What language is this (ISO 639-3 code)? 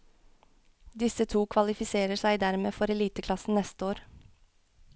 nor